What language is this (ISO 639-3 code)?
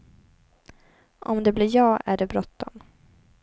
swe